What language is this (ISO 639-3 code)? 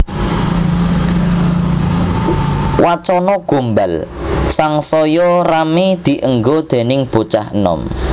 jav